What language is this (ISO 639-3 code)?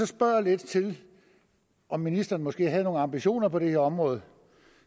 dan